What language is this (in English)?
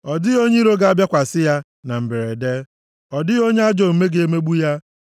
Igbo